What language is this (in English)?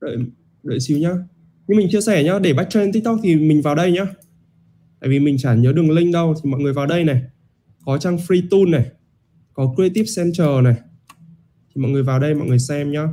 Vietnamese